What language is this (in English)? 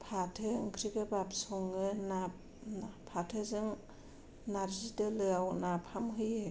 Bodo